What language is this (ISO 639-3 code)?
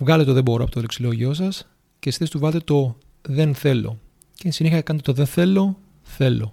ell